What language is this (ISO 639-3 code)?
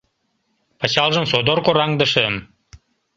chm